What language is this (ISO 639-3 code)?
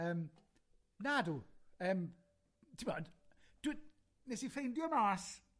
cym